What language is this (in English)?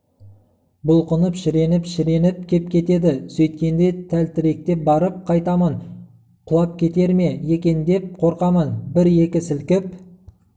Kazakh